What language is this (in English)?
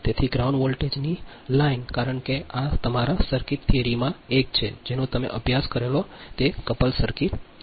Gujarati